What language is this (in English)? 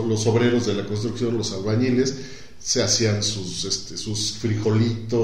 Spanish